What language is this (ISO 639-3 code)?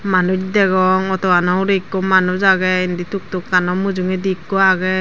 ccp